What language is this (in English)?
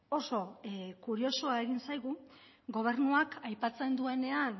Basque